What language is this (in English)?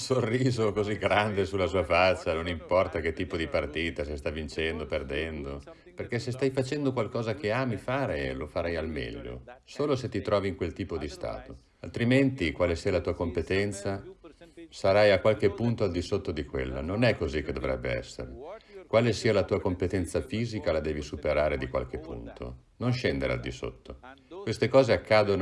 Italian